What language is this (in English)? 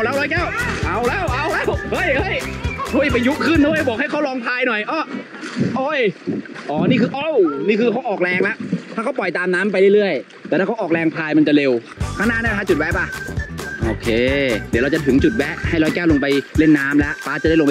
Thai